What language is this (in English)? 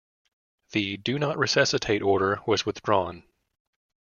English